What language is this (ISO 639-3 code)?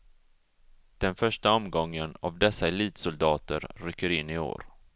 swe